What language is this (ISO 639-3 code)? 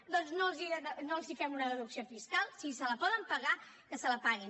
cat